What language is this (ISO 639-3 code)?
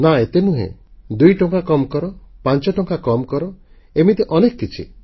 ori